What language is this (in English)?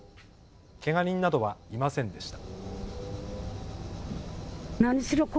Japanese